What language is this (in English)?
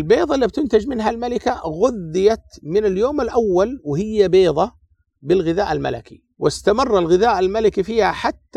Arabic